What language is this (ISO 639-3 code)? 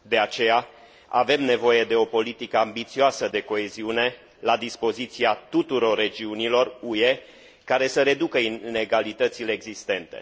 ron